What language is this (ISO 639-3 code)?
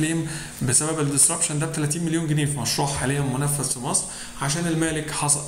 ara